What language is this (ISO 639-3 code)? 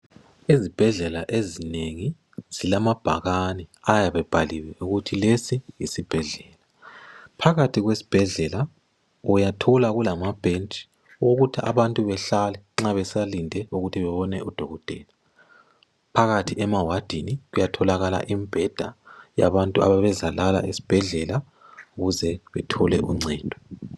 nde